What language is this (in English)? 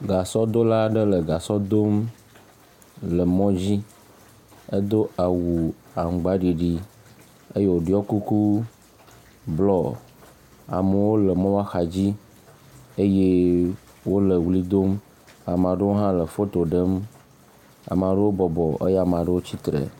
Ewe